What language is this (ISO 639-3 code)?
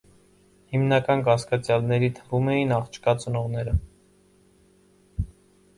hye